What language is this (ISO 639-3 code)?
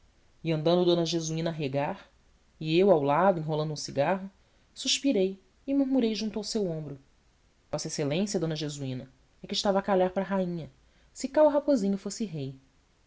por